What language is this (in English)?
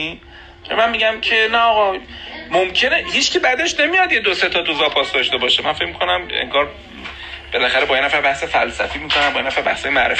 Persian